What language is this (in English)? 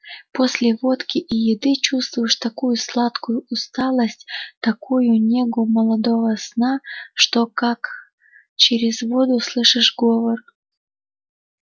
Russian